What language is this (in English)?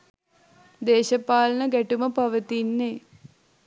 Sinhala